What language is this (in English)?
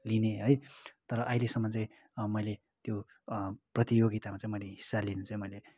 Nepali